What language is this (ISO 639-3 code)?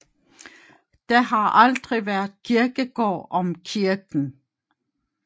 dan